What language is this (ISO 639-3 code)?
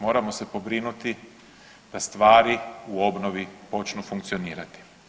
hrv